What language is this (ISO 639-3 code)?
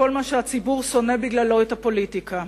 heb